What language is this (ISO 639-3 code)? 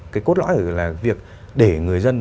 vie